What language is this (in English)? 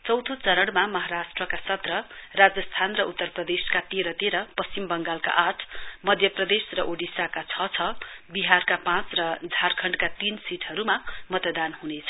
Nepali